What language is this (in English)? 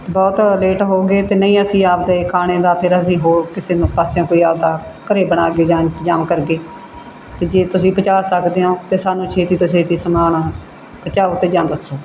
Punjabi